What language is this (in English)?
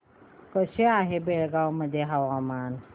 Marathi